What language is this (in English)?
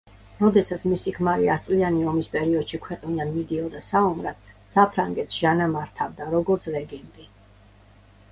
Georgian